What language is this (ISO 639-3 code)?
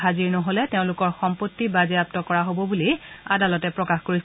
asm